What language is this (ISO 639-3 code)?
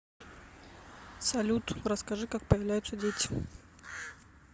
rus